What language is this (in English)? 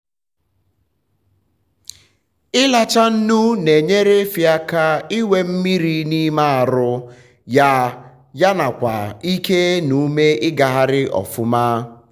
Igbo